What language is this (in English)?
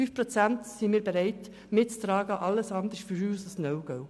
Swiss German